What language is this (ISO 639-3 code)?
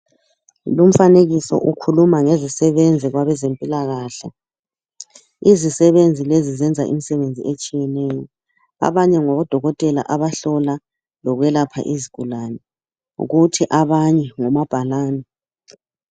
nde